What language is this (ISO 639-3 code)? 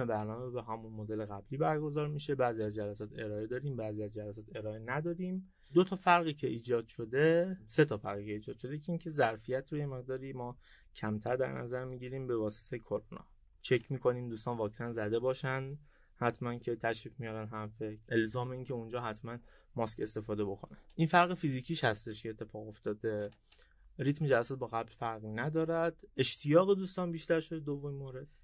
fas